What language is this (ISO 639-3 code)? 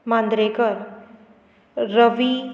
kok